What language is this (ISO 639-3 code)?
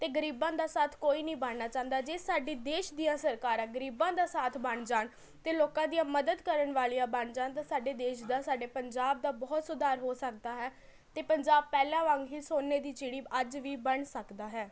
pan